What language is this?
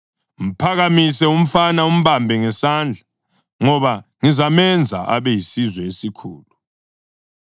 North Ndebele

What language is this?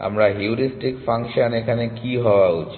Bangla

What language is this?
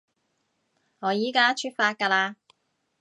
Cantonese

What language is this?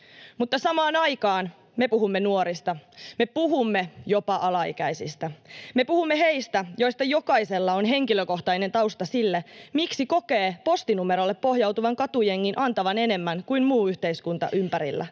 Finnish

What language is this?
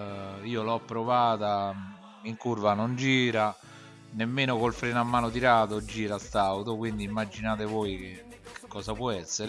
Italian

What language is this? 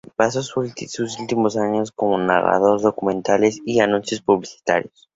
Spanish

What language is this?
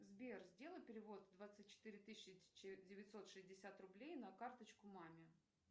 Russian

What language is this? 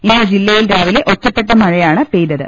Malayalam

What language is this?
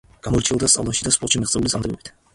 Georgian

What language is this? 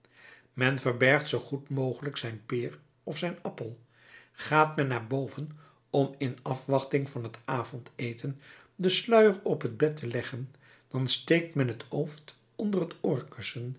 Dutch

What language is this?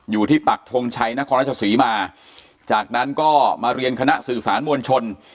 Thai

